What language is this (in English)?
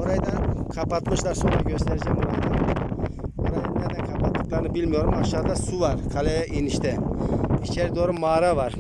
Turkish